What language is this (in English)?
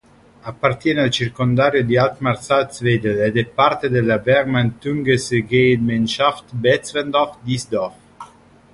Italian